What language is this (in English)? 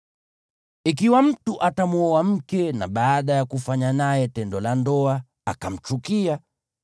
Swahili